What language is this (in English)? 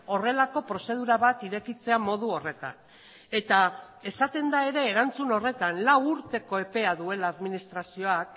Basque